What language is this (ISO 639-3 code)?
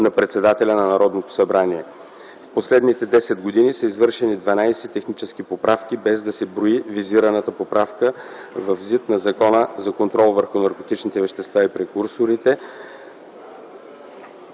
bul